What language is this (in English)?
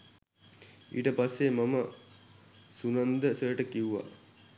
Sinhala